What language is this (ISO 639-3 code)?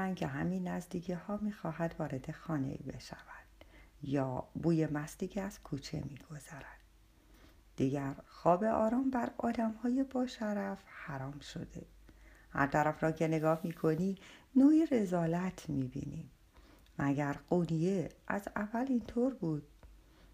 fas